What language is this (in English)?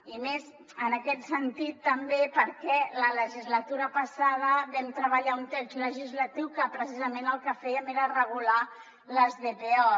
Catalan